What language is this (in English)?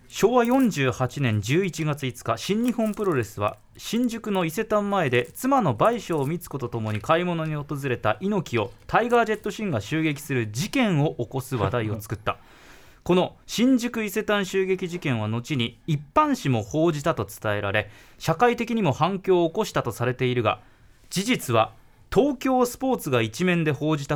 Japanese